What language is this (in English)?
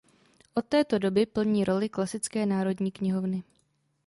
Czech